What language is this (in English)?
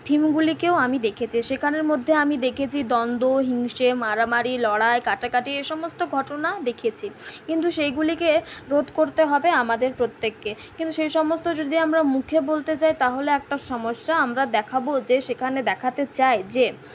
Bangla